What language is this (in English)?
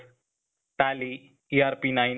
Kannada